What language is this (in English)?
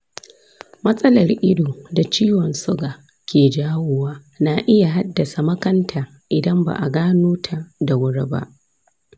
Hausa